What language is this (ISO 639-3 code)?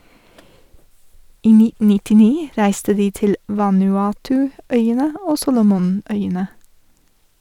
nor